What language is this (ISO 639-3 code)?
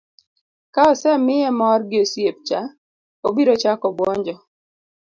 luo